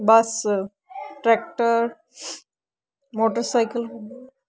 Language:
Punjabi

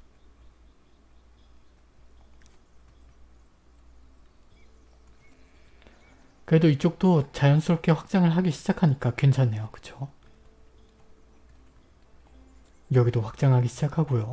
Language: Korean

